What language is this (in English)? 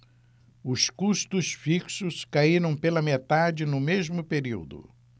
Portuguese